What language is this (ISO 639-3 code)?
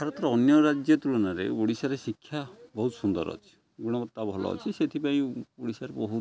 ori